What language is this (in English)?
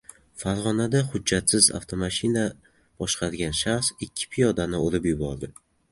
Uzbek